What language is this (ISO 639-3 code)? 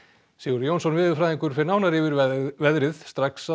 isl